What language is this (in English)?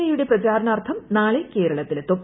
Malayalam